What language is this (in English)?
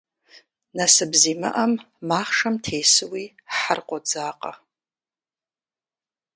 Kabardian